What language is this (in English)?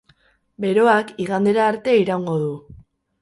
Basque